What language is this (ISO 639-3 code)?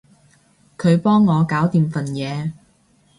yue